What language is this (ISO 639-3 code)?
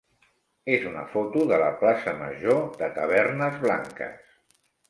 cat